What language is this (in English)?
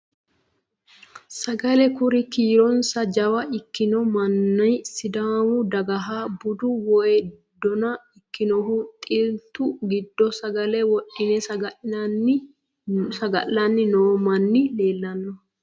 Sidamo